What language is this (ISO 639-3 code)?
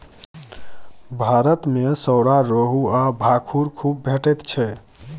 mai